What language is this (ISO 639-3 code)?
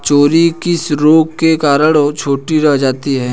hin